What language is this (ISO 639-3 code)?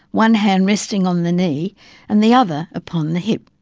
eng